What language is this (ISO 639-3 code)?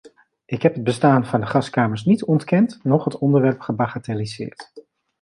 nld